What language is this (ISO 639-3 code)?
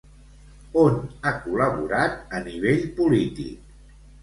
cat